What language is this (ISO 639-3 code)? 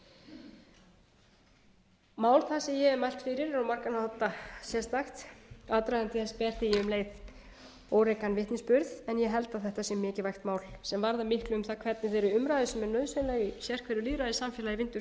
isl